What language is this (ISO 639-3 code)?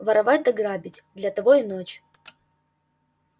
rus